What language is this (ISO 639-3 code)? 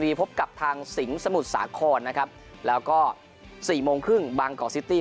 tha